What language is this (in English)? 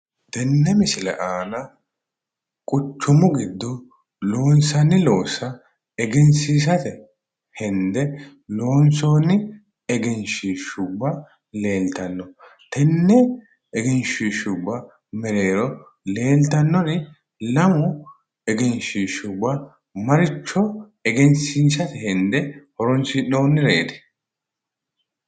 Sidamo